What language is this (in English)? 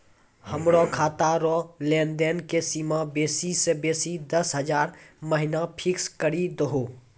Maithili